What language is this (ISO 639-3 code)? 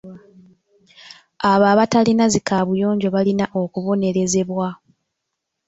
lug